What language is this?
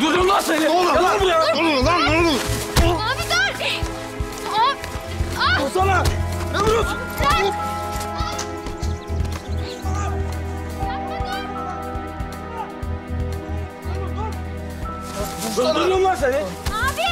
Turkish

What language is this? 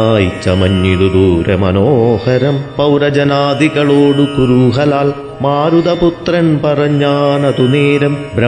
Malayalam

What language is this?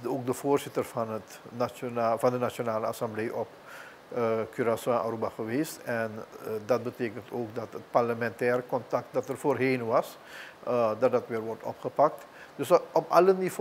Dutch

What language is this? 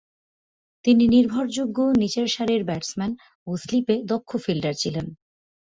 Bangla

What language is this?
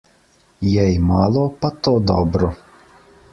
Slovenian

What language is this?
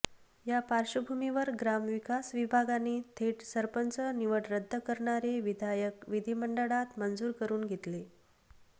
Marathi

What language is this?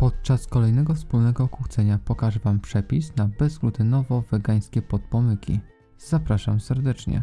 Polish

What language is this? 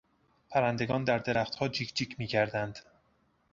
Persian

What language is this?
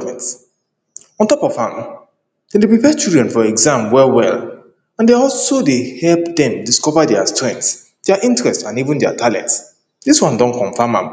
Nigerian Pidgin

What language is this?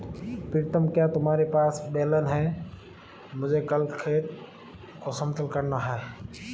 Hindi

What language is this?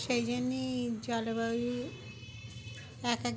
Bangla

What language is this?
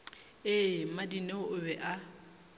Northern Sotho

